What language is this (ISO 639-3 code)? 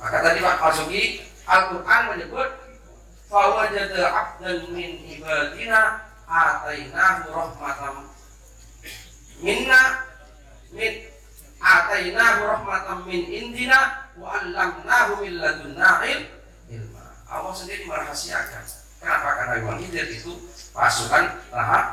ind